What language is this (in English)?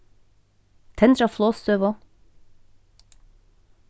Faroese